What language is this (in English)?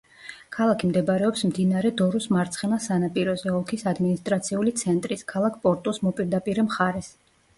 Georgian